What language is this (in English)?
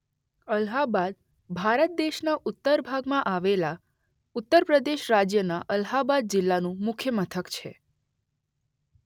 Gujarati